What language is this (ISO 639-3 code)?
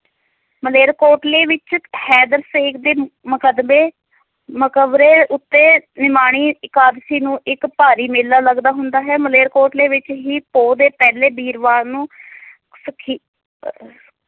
pan